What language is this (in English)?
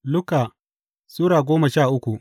Hausa